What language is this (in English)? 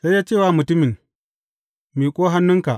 Hausa